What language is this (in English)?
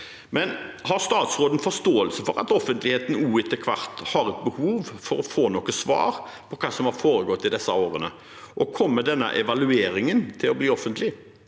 Norwegian